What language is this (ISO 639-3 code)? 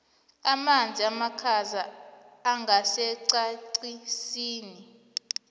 nbl